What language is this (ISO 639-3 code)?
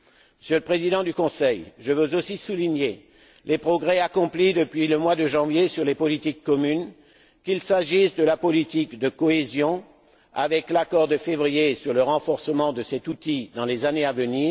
fra